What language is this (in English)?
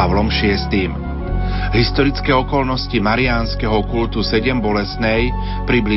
Slovak